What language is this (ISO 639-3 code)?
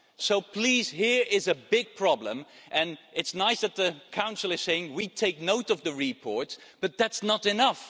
eng